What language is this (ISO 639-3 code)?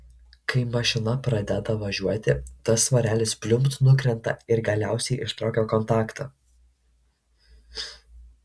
lit